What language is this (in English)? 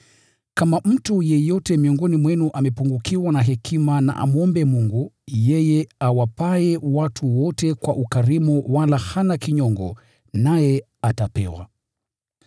Swahili